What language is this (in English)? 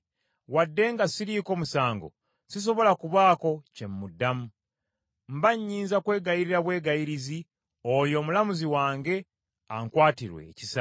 Ganda